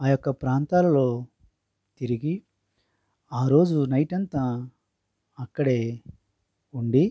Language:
Telugu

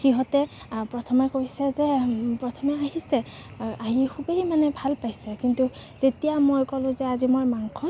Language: Assamese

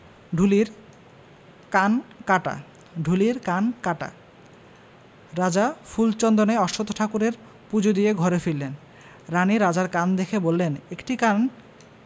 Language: Bangla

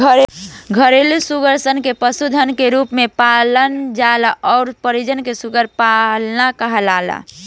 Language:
Bhojpuri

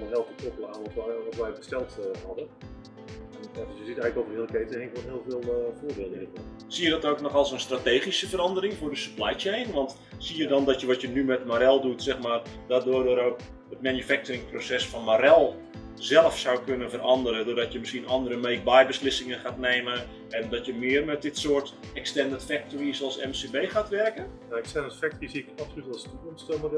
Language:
Dutch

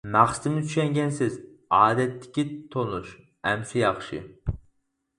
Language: Uyghur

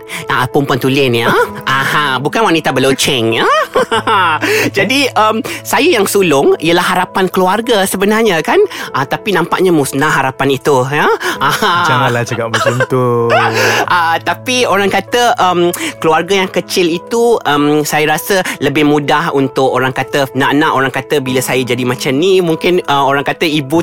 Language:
Malay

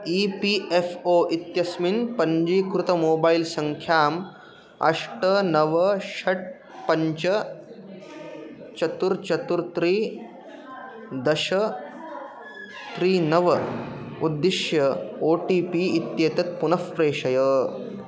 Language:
Sanskrit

